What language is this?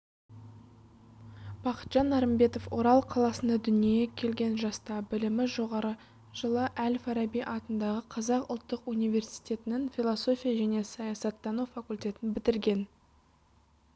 Kazakh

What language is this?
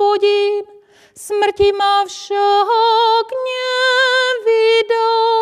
Slovak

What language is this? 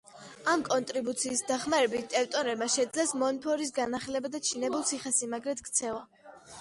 Georgian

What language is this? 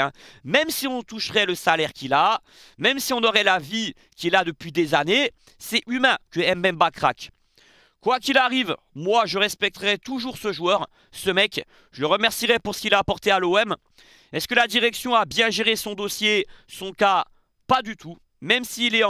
French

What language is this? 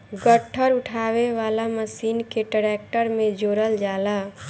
Bhojpuri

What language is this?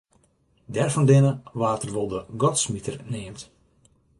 Western Frisian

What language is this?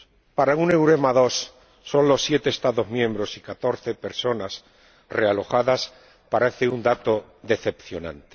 Spanish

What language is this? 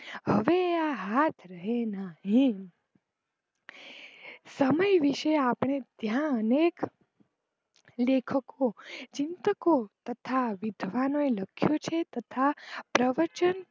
Gujarati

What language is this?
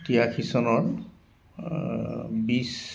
Assamese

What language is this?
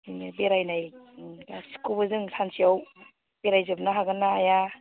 Bodo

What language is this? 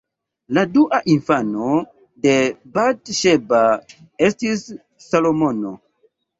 Esperanto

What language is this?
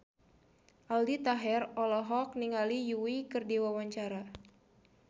Sundanese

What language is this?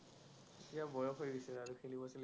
Assamese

